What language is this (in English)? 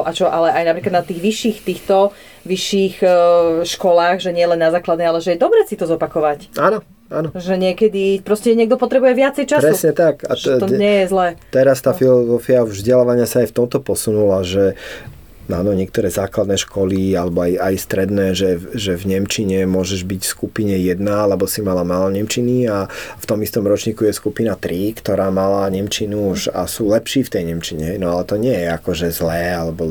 Slovak